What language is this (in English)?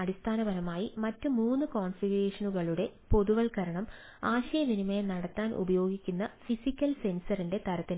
Malayalam